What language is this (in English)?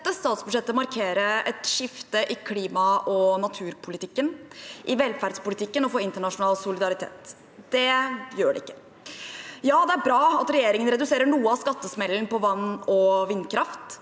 Norwegian